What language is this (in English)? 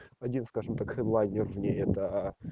Russian